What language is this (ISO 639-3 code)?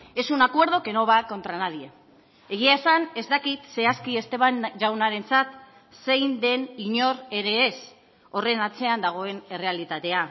eus